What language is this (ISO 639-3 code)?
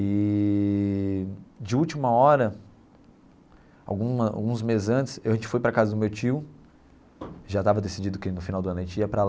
por